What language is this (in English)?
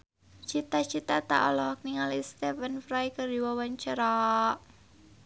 Sundanese